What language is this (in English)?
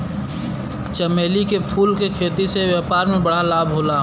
Bhojpuri